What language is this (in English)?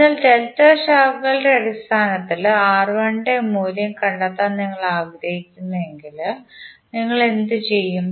Malayalam